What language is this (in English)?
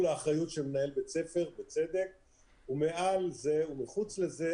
Hebrew